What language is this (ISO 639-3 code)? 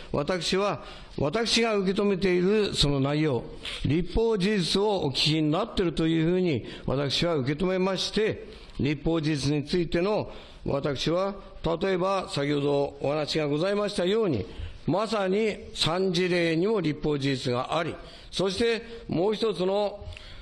jpn